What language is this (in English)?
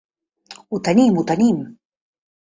Catalan